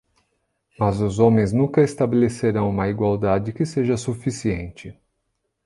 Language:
Portuguese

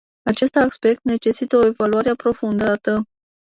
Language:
Romanian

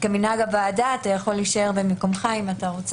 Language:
Hebrew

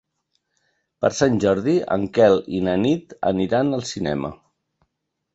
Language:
Catalan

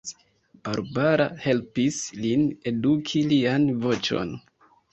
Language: Esperanto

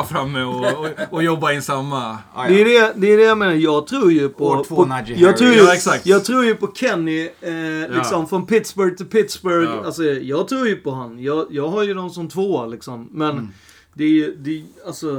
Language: Swedish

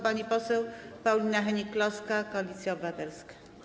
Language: Polish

